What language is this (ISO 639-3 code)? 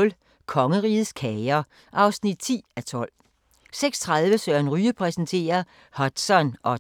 dan